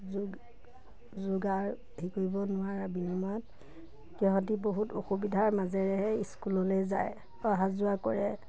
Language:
Assamese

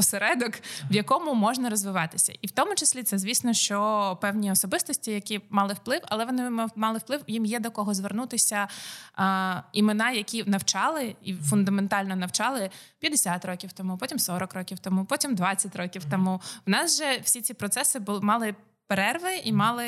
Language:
Ukrainian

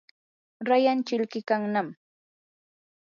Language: Yanahuanca Pasco Quechua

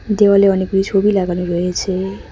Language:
Bangla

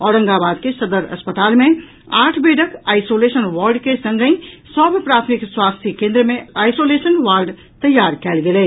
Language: Maithili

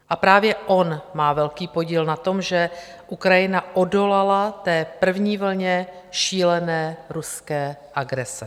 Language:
Czech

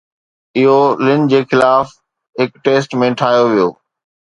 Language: Sindhi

